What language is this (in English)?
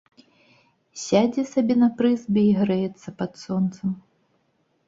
Belarusian